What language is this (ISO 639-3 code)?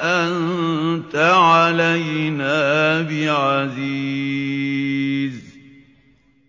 ara